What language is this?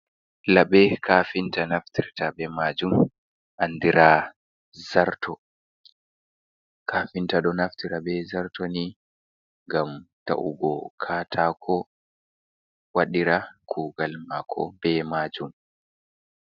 Fula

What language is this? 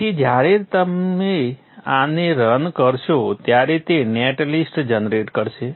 Gujarati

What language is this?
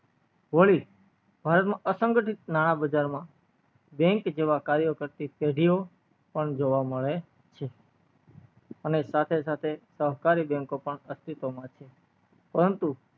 Gujarati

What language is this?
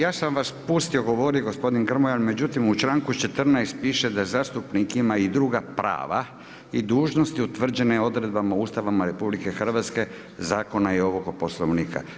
Croatian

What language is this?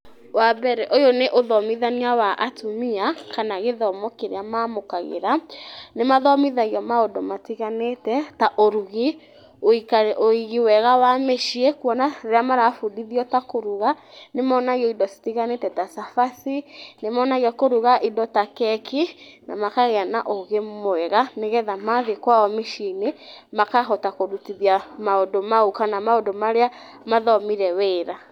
Kikuyu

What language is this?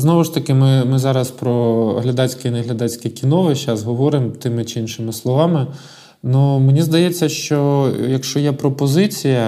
Ukrainian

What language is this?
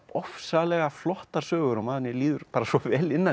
Icelandic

